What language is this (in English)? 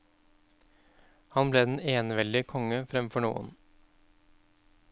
Norwegian